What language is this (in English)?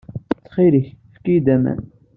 Kabyle